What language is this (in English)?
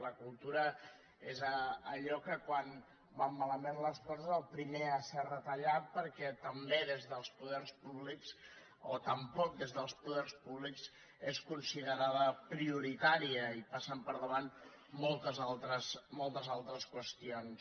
Catalan